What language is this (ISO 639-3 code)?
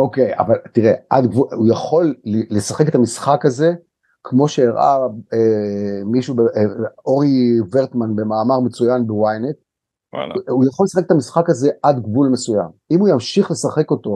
heb